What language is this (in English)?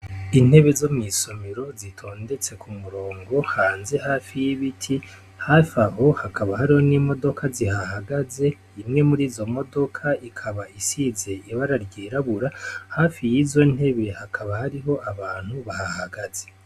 Rundi